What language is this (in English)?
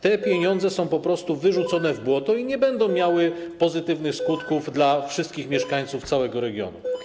Polish